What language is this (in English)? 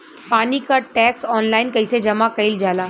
Bhojpuri